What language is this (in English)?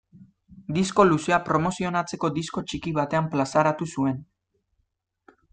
Basque